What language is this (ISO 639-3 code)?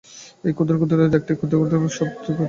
ben